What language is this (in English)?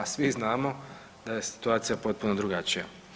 Croatian